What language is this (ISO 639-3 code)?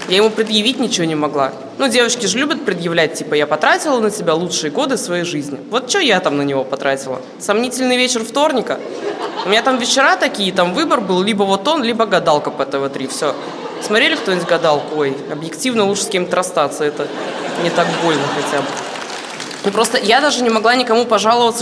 rus